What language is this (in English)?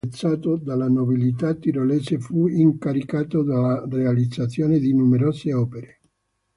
Italian